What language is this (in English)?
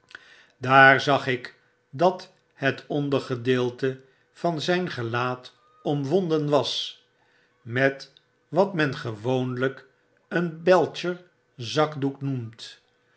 Dutch